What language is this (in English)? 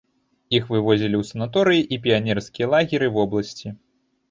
Belarusian